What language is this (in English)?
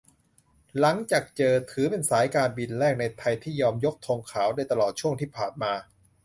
Thai